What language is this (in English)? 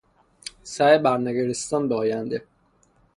Persian